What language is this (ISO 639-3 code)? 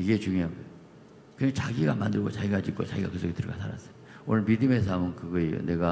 kor